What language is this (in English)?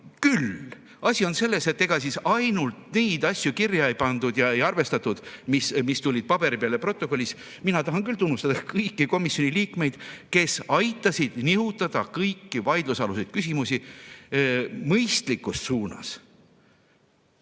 Estonian